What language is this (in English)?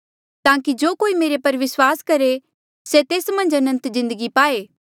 Mandeali